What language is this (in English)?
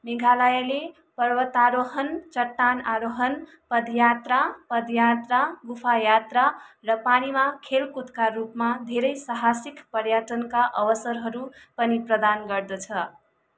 Nepali